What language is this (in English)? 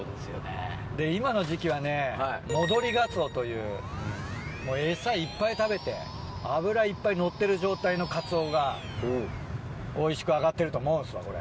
Japanese